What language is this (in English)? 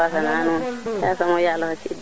Serer